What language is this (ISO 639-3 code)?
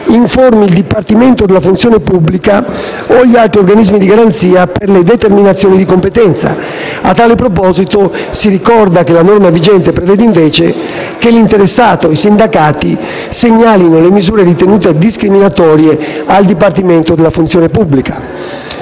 ita